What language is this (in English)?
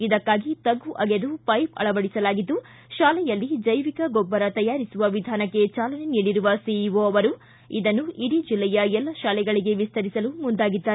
Kannada